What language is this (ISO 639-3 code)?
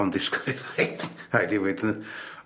cym